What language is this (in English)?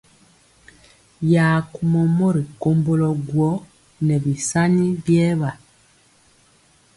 Mpiemo